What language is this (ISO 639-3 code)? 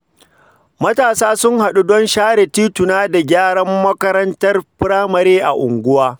hau